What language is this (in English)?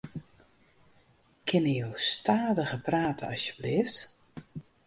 Western Frisian